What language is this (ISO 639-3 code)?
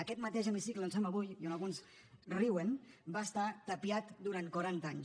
cat